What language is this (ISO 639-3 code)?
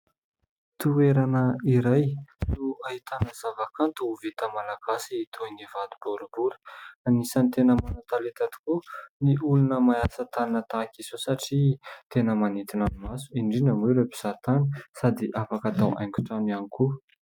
mlg